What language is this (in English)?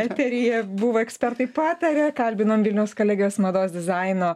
Lithuanian